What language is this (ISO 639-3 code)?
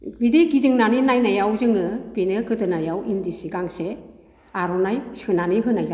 brx